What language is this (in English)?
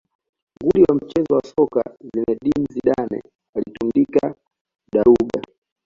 Swahili